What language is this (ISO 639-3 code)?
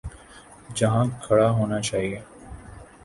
urd